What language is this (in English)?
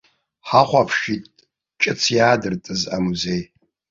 Abkhazian